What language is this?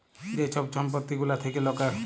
Bangla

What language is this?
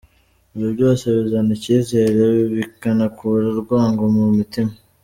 Kinyarwanda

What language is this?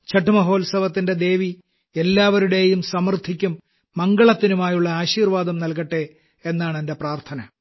Malayalam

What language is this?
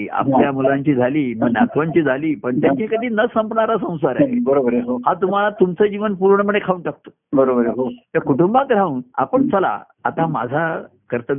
Marathi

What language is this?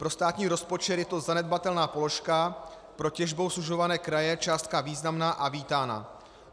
Czech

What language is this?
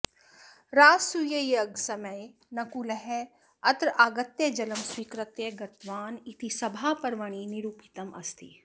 Sanskrit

